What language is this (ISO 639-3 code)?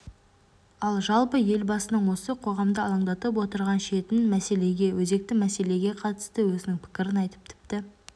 kaz